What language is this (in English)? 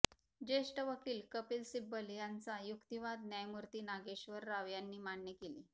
Marathi